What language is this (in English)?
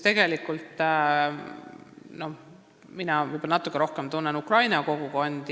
Estonian